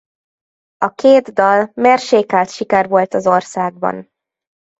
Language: Hungarian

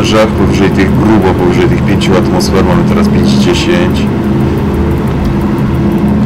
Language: Polish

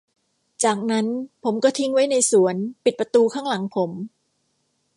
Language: Thai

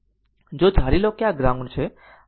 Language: Gujarati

